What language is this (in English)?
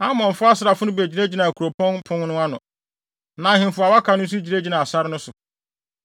Akan